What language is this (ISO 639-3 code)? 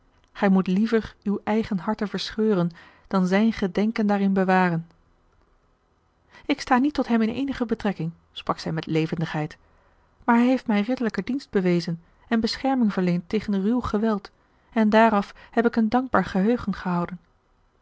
nld